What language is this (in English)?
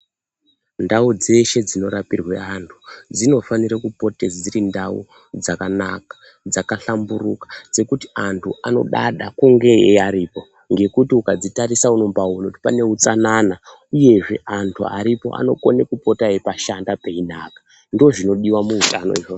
Ndau